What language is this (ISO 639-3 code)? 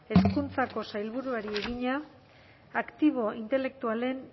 eus